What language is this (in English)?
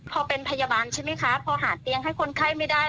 Thai